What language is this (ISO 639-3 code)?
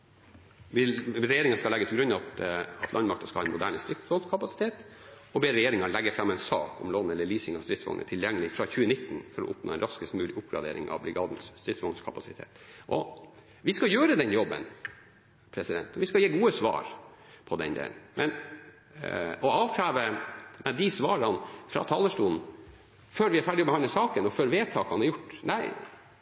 nob